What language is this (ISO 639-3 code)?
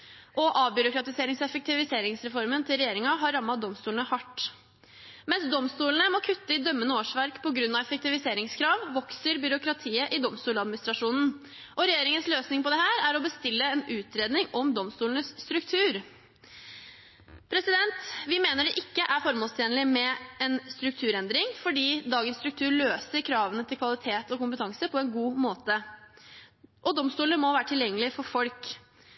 nob